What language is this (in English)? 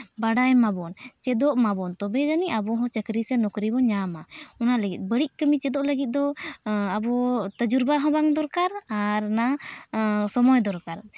Santali